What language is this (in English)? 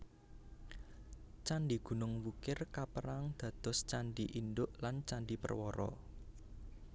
Javanese